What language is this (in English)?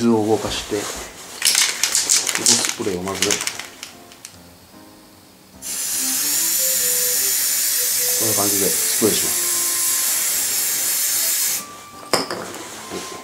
Japanese